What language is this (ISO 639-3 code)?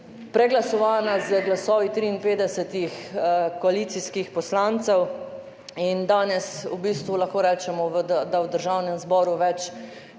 slv